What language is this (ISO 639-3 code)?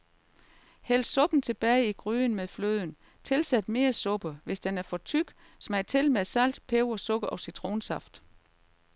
dan